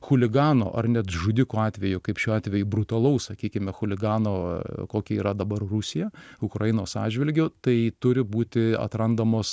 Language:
Lithuanian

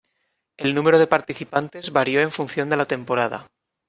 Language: Spanish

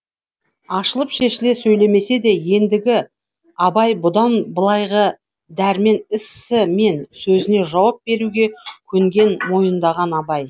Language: Kazakh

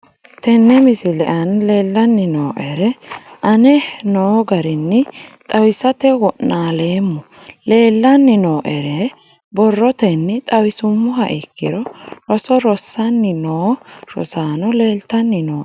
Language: Sidamo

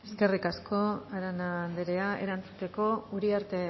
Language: Basque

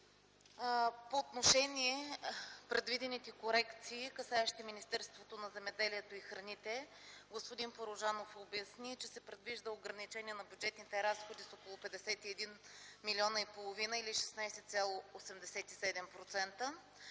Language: Bulgarian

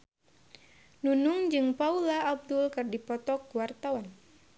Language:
Sundanese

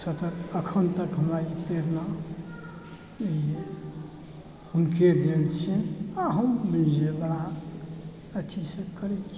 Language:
Maithili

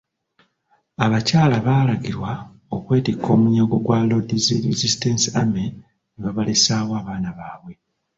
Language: Ganda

